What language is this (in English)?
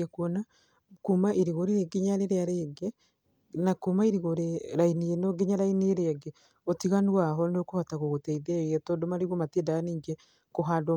Kikuyu